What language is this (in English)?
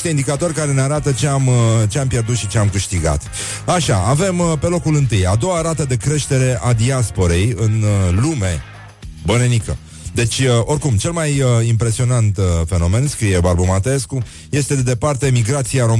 Romanian